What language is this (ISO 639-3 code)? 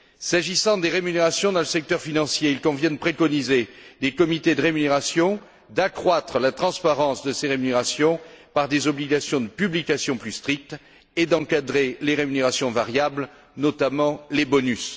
fra